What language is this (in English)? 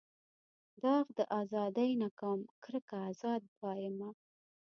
Pashto